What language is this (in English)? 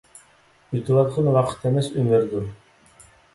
Uyghur